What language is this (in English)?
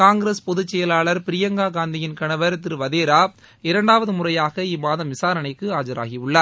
Tamil